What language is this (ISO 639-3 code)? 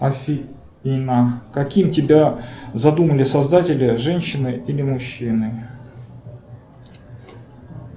rus